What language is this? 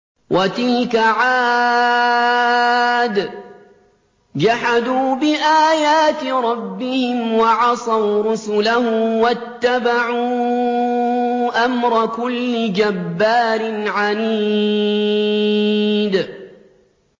Arabic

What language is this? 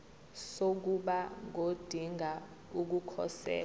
Zulu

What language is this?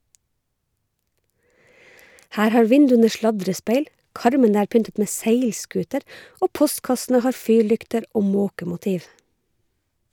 Norwegian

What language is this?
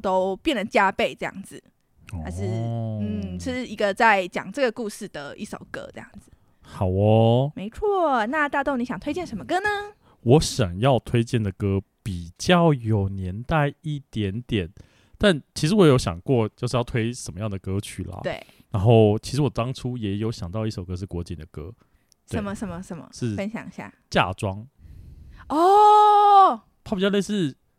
Chinese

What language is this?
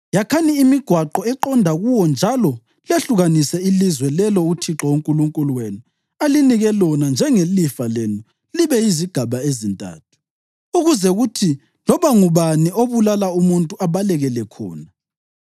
North Ndebele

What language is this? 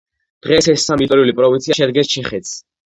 Georgian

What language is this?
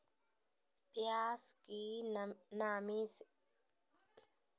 Magahi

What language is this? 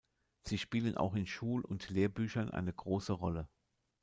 German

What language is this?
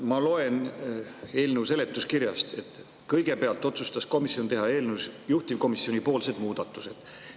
Estonian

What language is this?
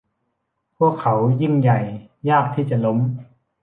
Thai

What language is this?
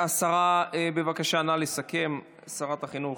Hebrew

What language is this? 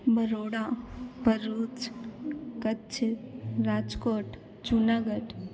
Sindhi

